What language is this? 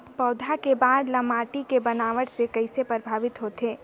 Chhattisgarhi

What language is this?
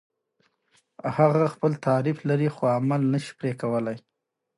Pashto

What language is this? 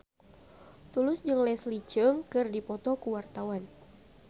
Sundanese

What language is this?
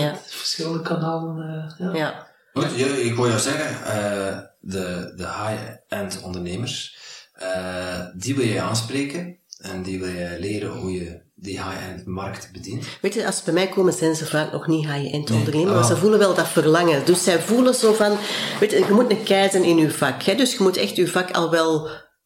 Dutch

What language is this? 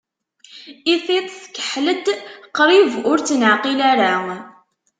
Kabyle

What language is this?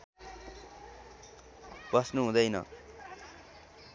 Nepali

